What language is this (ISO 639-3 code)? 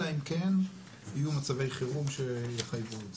heb